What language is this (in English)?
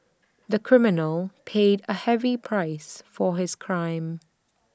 English